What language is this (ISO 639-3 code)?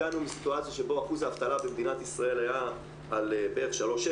heb